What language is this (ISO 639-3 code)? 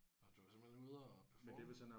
dan